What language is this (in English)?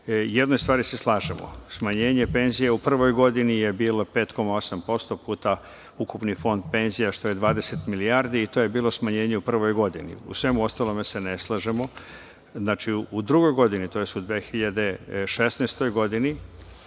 Serbian